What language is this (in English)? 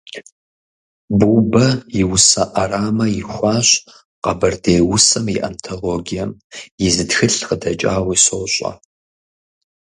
Kabardian